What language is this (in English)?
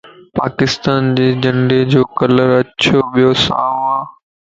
Lasi